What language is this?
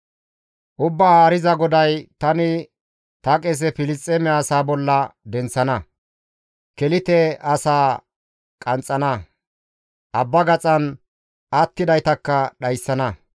Gamo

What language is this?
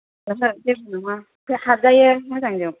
Bodo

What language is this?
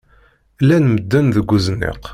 Kabyle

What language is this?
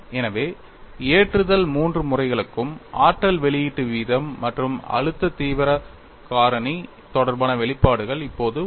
Tamil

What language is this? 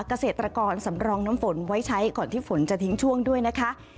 Thai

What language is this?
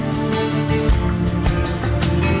Thai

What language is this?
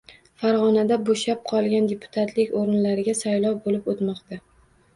Uzbek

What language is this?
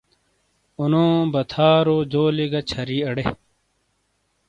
Shina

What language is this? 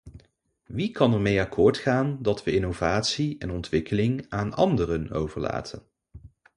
Dutch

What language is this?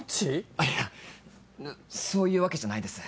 Japanese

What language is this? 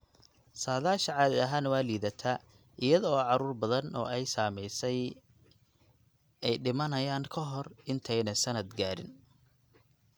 Somali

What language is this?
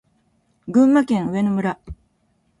Japanese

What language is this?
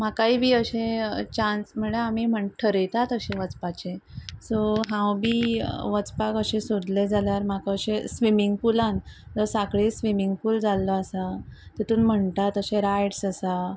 Konkani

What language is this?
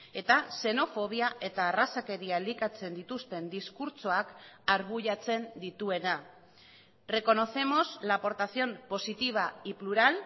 Basque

